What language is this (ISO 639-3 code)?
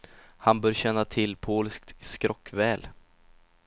swe